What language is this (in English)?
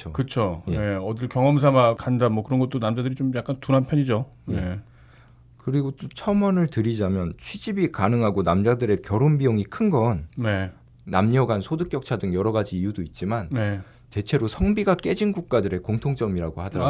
Korean